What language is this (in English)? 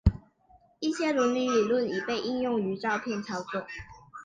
Chinese